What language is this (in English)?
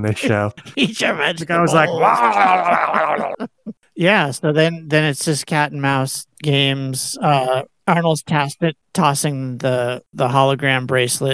English